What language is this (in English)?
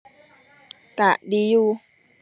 Thai